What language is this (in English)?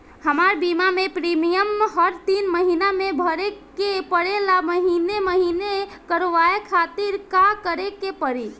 Bhojpuri